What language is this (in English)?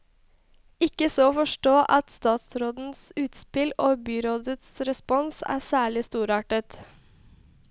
Norwegian